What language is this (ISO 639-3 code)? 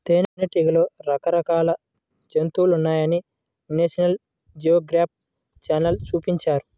tel